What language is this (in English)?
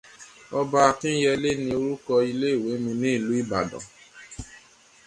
Yoruba